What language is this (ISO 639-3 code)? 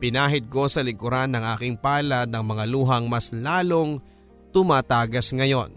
fil